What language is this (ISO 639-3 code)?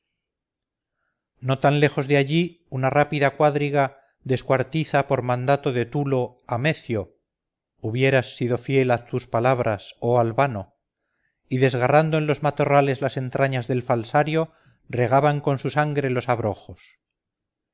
spa